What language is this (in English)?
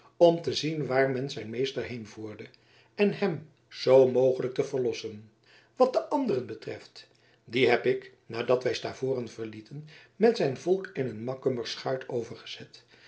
Dutch